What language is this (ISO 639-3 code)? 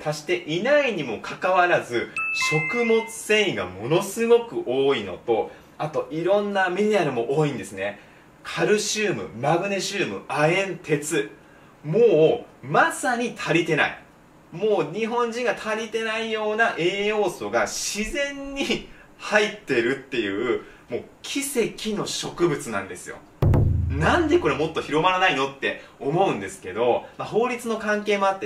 jpn